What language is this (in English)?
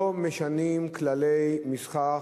Hebrew